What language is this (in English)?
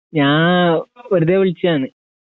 Malayalam